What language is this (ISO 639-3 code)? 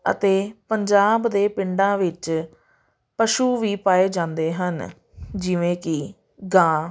pan